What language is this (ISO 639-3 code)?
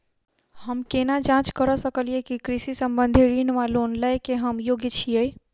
mai